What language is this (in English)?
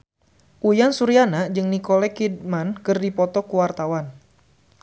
Sundanese